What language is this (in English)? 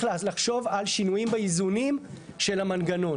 Hebrew